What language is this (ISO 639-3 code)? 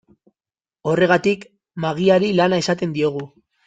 eus